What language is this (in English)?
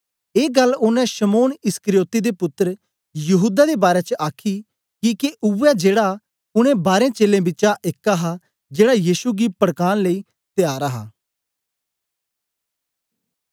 Dogri